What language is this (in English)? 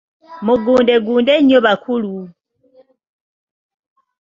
Ganda